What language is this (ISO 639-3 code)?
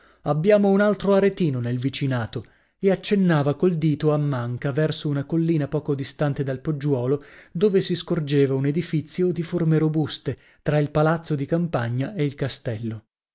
ita